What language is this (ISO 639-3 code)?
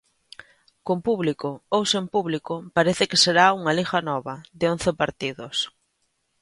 glg